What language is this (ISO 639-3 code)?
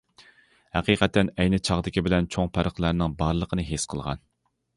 uig